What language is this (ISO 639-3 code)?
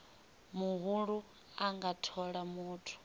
ven